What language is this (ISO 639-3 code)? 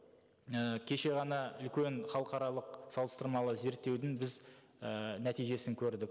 kaz